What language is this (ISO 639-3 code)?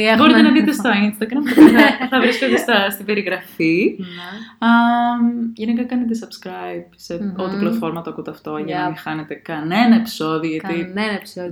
ell